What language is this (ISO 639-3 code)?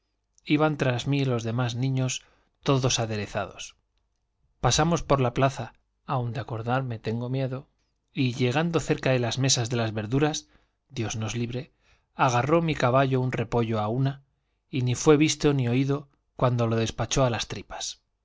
spa